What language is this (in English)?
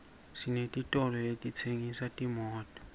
Swati